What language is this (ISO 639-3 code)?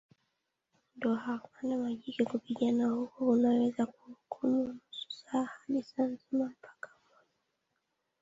swa